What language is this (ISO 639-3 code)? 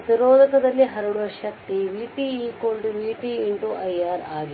kan